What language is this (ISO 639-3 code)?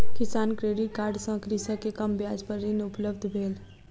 mai